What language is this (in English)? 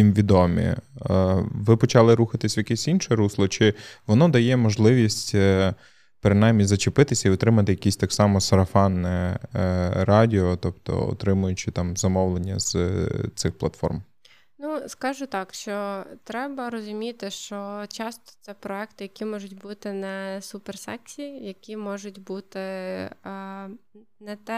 Ukrainian